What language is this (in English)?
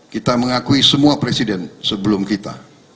Indonesian